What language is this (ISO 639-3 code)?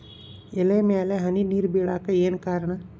kan